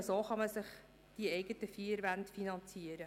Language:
Swiss German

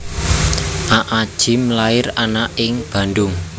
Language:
Javanese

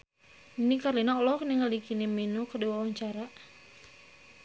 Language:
Sundanese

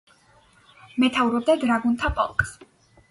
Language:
Georgian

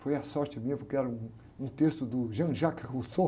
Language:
Portuguese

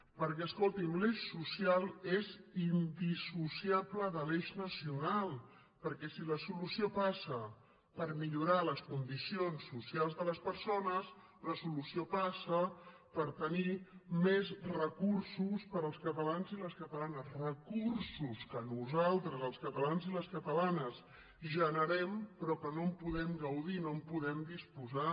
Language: Catalan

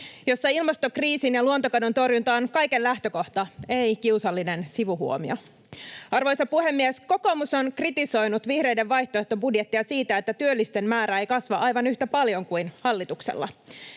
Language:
Finnish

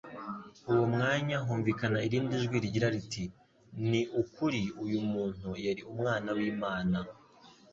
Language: Kinyarwanda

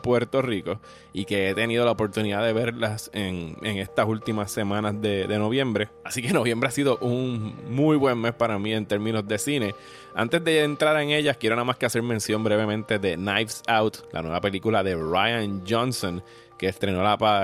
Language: Spanish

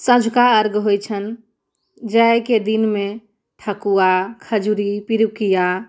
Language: Maithili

